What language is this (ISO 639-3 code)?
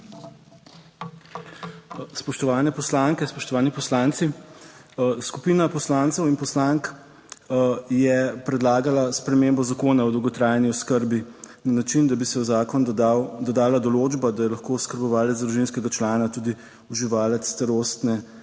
slv